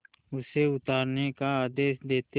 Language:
Hindi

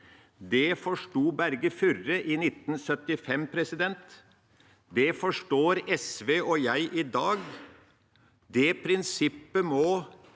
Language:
Norwegian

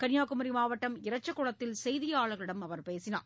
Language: Tamil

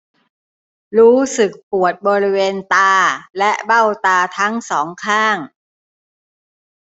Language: Thai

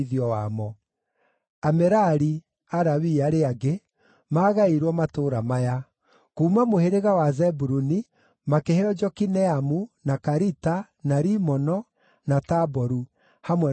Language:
Kikuyu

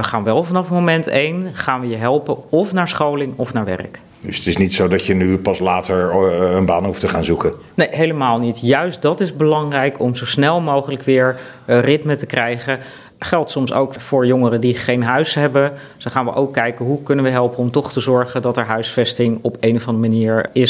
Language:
Dutch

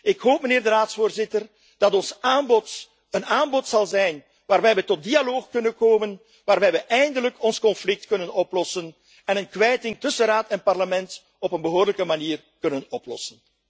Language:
Dutch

